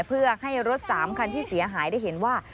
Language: Thai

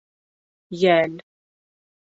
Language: Bashkir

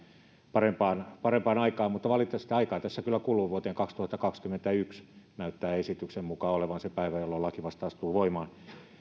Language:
Finnish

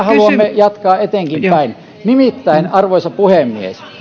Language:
Finnish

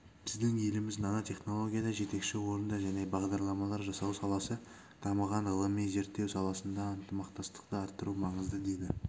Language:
Kazakh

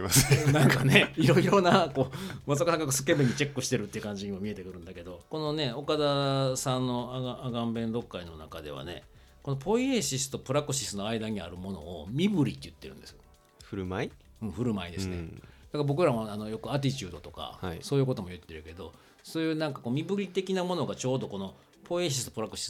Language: Japanese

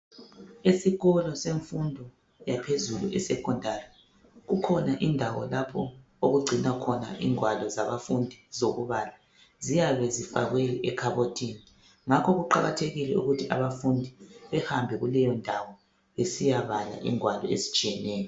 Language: North Ndebele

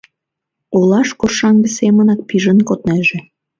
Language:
Mari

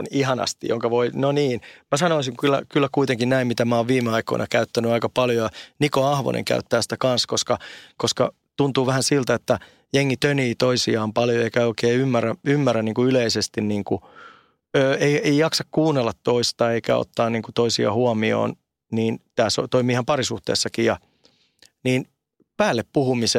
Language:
Finnish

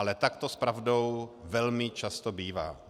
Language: Czech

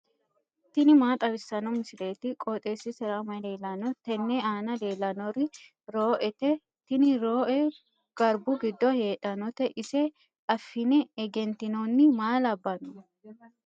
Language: Sidamo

